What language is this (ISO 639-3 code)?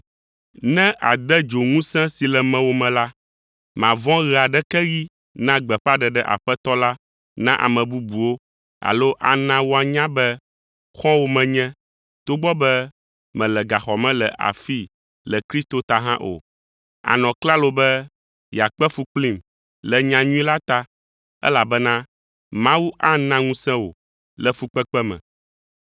ewe